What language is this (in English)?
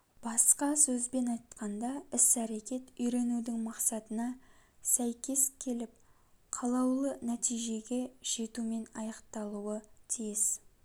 Kazakh